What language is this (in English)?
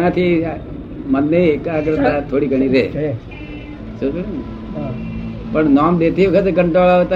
Gujarati